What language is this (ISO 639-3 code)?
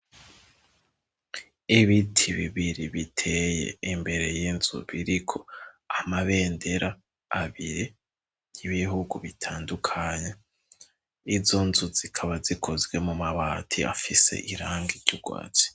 run